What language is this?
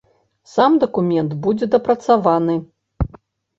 Belarusian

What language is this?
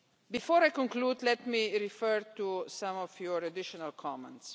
English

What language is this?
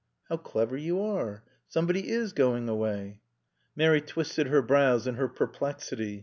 English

